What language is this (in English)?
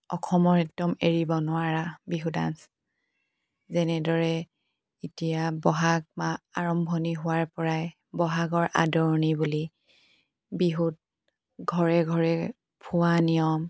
Assamese